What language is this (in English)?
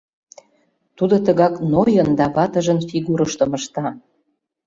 Mari